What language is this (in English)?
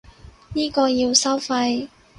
Cantonese